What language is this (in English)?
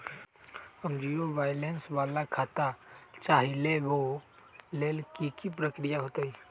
Magahi